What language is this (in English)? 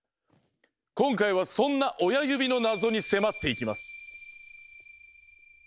Japanese